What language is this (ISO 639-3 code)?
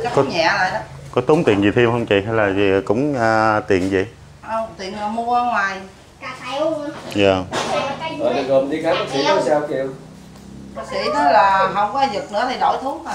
vie